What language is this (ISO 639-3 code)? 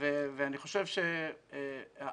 heb